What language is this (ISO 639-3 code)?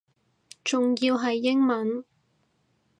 yue